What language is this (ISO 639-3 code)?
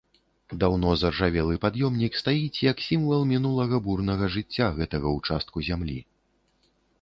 bel